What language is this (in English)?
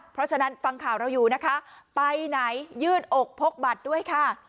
Thai